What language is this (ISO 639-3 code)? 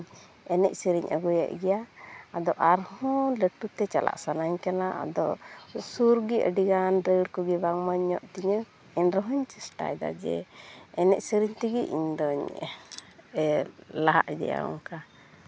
sat